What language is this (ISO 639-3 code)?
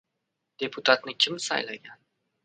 uzb